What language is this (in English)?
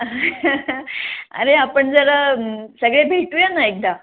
Marathi